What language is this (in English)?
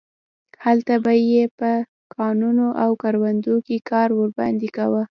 Pashto